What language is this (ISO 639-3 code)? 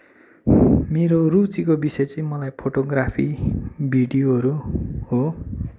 nep